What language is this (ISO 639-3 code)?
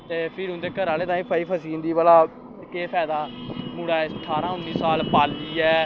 doi